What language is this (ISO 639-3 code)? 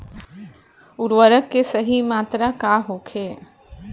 bho